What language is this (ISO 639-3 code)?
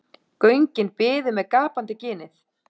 isl